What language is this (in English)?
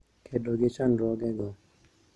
Luo (Kenya and Tanzania)